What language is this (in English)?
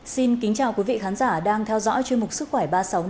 Vietnamese